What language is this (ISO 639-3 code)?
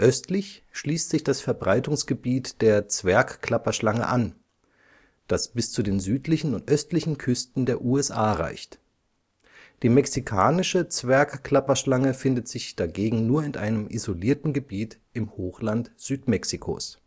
deu